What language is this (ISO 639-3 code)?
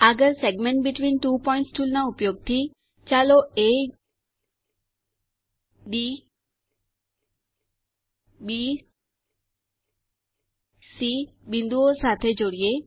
guj